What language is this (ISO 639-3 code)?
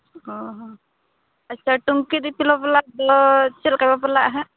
sat